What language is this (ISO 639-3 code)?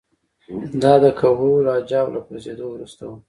pus